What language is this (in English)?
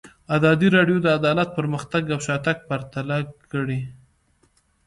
Pashto